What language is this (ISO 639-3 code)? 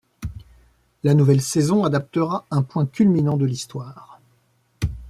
fra